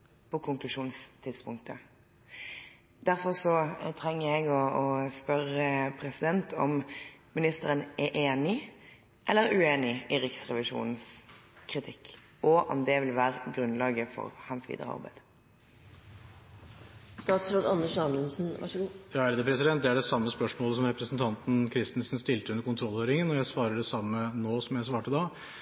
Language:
Norwegian Bokmål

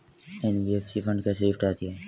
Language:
Hindi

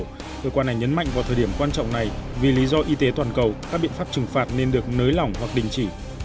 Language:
Vietnamese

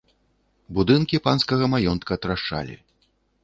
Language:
Belarusian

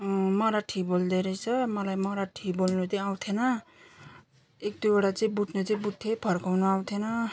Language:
Nepali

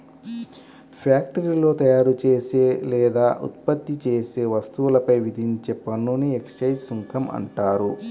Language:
Telugu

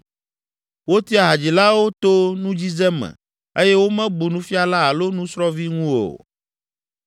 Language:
Ewe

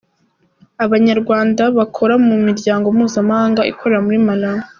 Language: Kinyarwanda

